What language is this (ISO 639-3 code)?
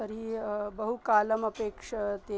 san